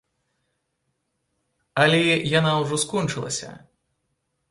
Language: Belarusian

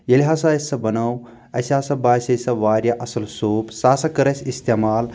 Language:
Kashmiri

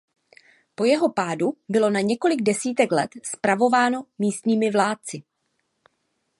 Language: Czech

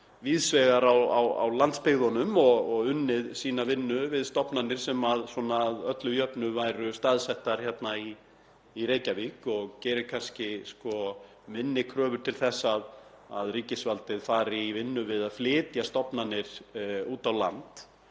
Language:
Icelandic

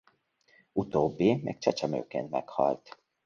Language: Hungarian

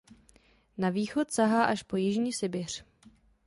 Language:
Czech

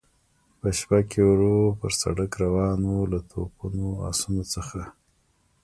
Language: Pashto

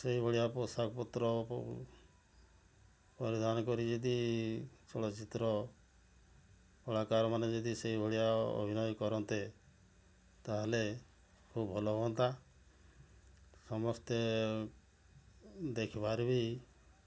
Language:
Odia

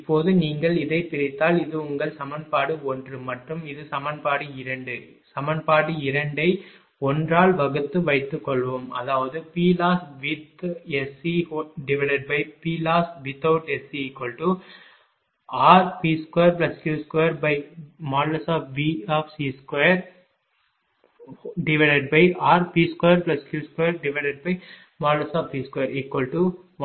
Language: Tamil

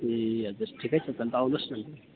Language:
Nepali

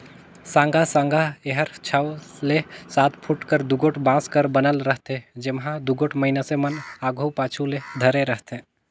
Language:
Chhattisgarhi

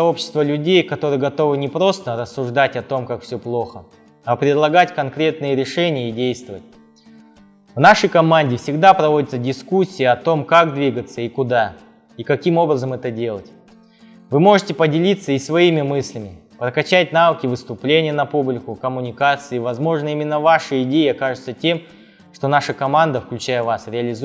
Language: Russian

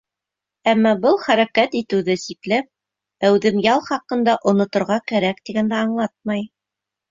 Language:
Bashkir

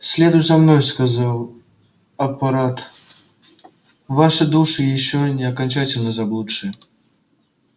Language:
Russian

